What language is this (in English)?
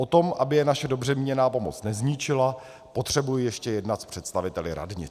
Czech